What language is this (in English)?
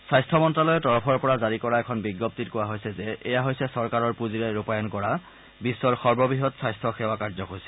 Assamese